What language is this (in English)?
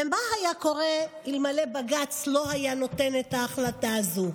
Hebrew